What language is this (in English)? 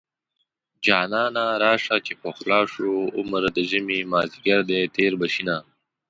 Pashto